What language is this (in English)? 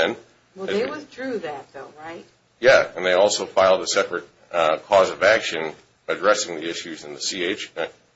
English